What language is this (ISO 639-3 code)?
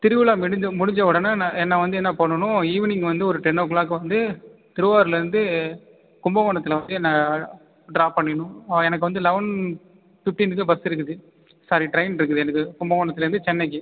tam